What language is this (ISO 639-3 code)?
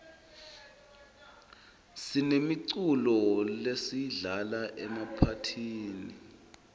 ssw